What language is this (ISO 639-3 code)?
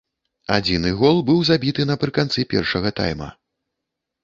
bel